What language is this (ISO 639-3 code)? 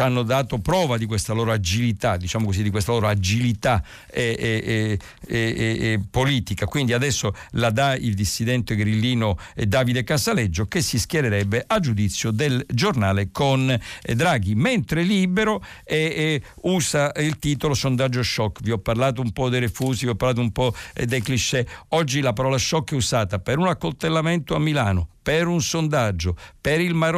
ita